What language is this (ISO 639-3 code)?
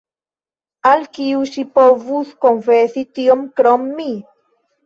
epo